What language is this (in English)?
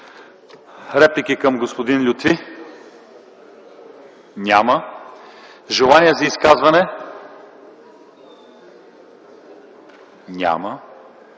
Bulgarian